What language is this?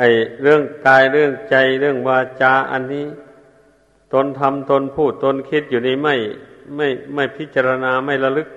Thai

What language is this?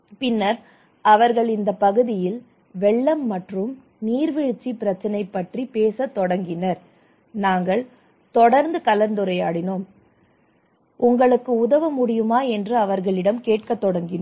Tamil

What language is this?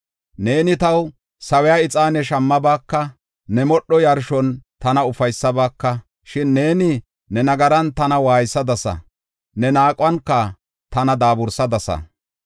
Gofa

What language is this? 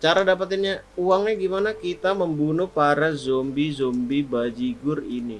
Indonesian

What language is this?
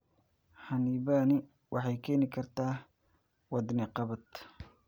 Somali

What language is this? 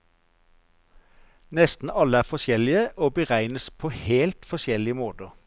Norwegian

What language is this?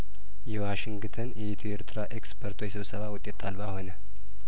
Amharic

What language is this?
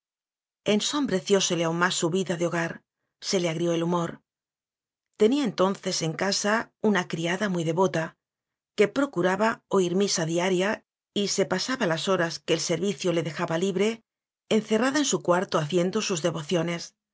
Spanish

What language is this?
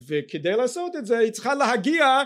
Hebrew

